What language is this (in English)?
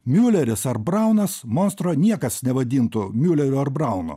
Lithuanian